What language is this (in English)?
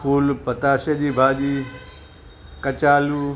Sindhi